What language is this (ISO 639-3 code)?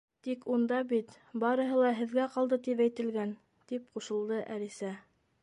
bak